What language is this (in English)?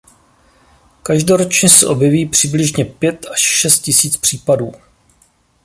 Czech